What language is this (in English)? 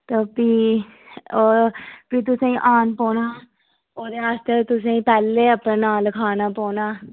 Dogri